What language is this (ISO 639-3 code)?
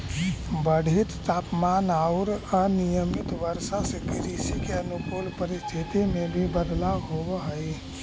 mag